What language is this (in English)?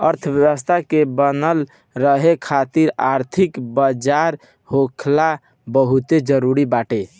Bhojpuri